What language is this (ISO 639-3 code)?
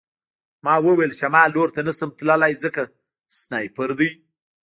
pus